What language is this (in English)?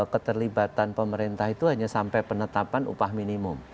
Indonesian